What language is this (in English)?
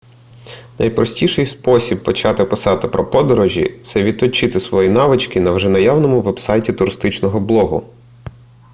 Ukrainian